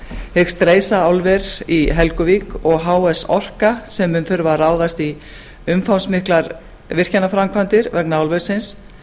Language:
Icelandic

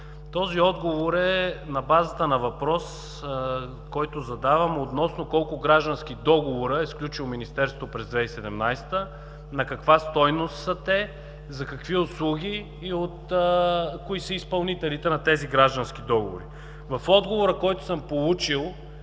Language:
Bulgarian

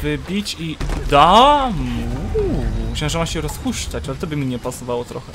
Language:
Polish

